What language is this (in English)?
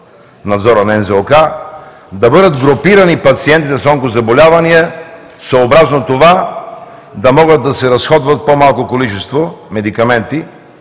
Bulgarian